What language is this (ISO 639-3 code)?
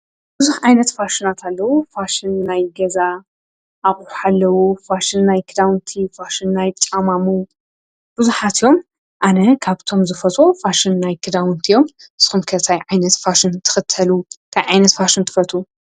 tir